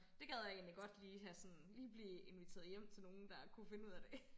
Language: Danish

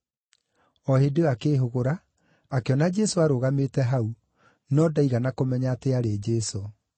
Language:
Kikuyu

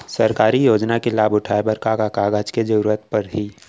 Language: Chhattisgarhi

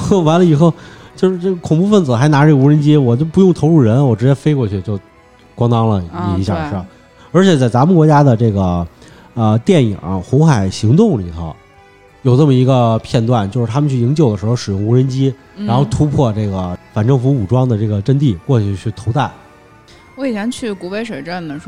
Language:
Chinese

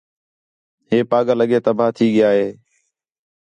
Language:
Khetrani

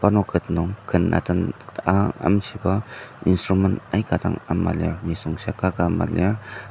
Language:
Ao Naga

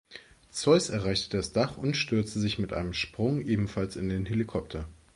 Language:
German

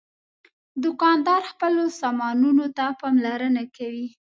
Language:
Pashto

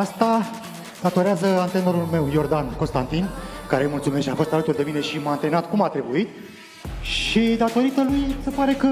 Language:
Romanian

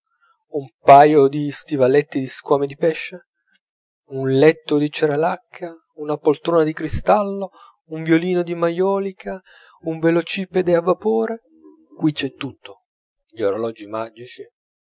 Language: Italian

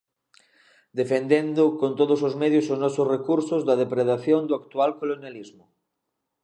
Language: Galician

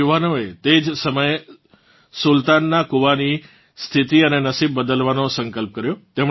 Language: Gujarati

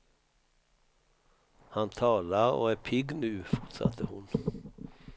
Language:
Swedish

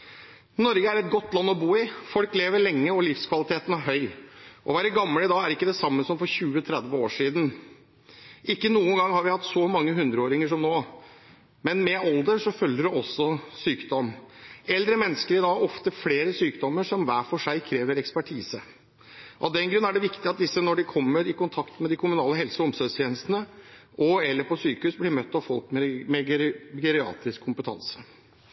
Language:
Norwegian Bokmål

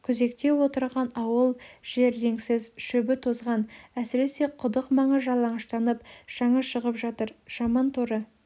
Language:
Kazakh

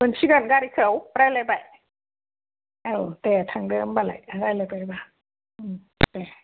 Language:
Bodo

